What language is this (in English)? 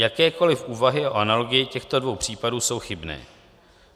Czech